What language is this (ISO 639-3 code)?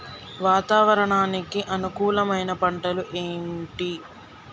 tel